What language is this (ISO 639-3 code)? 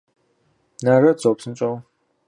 kbd